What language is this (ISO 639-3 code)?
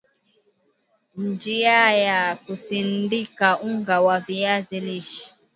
swa